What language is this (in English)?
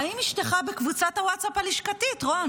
Hebrew